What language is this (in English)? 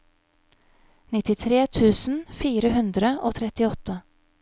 Norwegian